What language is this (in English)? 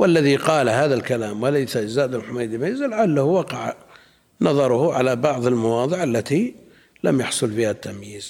Arabic